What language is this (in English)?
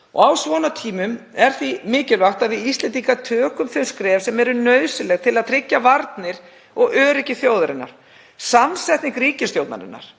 Icelandic